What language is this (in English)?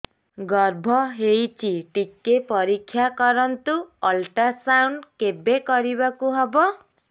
Odia